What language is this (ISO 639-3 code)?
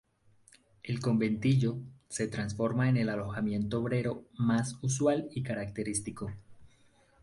spa